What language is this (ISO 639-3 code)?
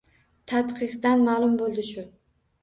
uzb